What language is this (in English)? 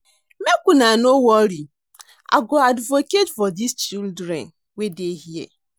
Nigerian Pidgin